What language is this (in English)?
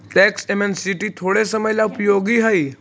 Magahi